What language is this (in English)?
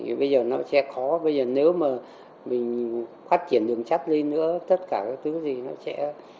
Vietnamese